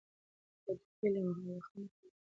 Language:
Pashto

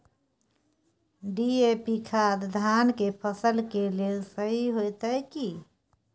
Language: Maithili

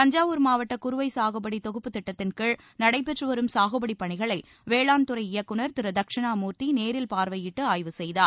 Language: Tamil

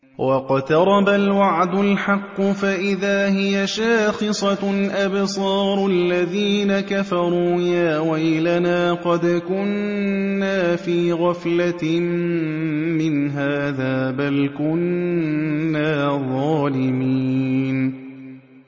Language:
Arabic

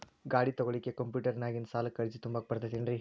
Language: Kannada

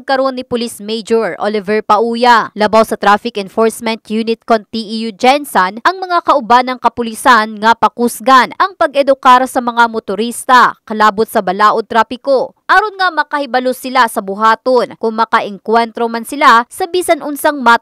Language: Filipino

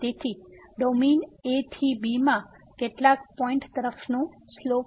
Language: Gujarati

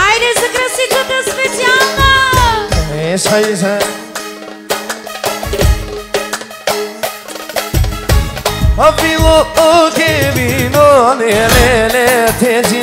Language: Bulgarian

